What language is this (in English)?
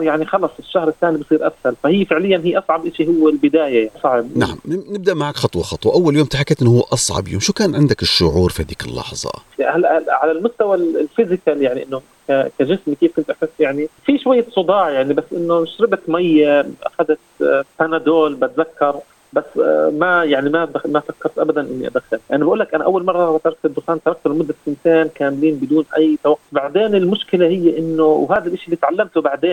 Arabic